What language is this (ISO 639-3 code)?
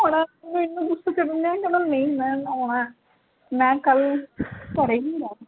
pan